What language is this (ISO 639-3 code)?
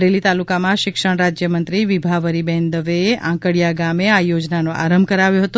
guj